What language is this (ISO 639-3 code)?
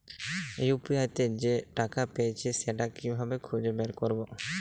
ben